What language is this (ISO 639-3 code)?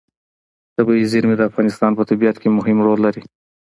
pus